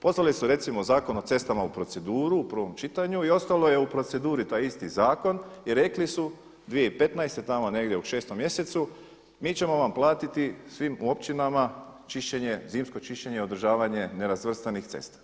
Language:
Croatian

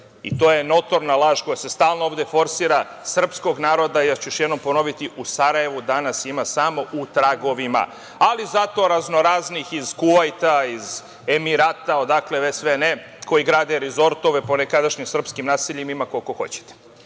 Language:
Serbian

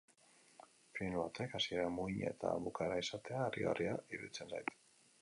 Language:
Basque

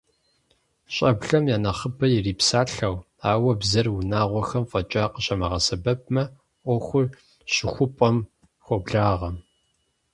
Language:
Kabardian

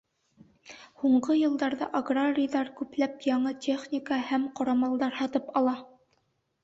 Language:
Bashkir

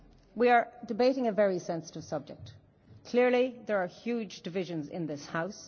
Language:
English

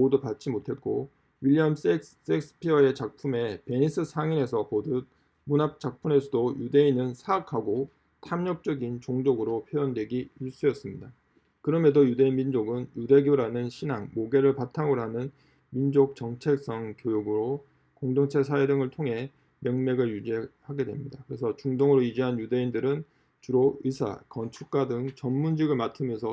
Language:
Korean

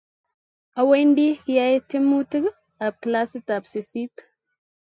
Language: Kalenjin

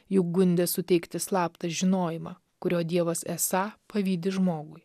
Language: Lithuanian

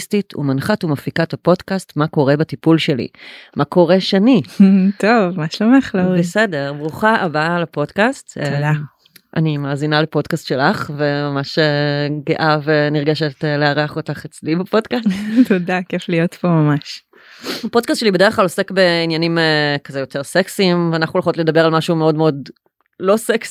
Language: Hebrew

